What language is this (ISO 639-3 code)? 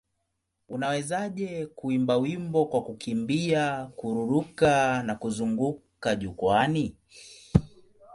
swa